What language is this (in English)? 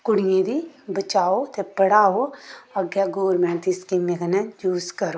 Dogri